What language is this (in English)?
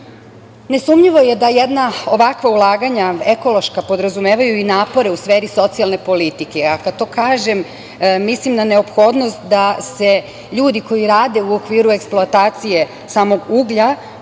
Serbian